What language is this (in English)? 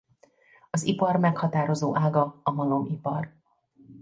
Hungarian